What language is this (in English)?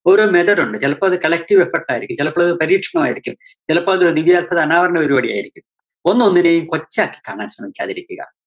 Malayalam